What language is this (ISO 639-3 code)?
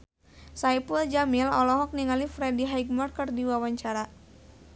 sun